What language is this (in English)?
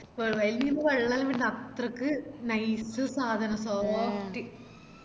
Malayalam